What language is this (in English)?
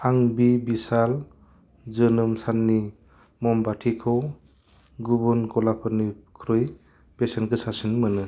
Bodo